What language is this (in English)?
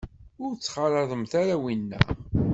Kabyle